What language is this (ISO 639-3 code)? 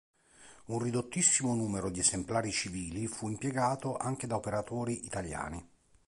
ita